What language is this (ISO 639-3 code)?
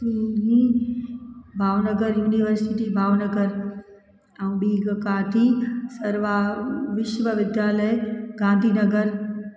snd